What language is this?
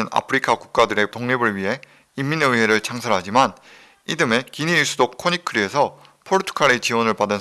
Korean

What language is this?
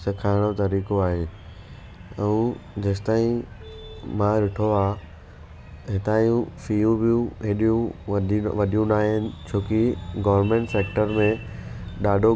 Sindhi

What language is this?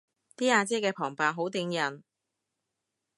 Cantonese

